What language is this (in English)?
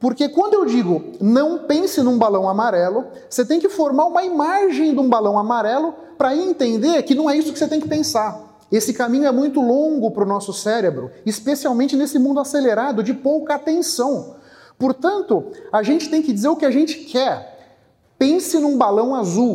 Portuguese